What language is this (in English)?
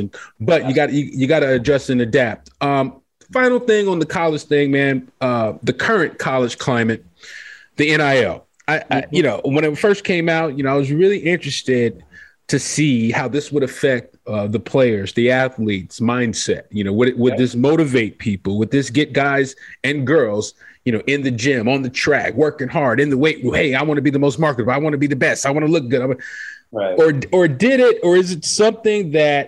English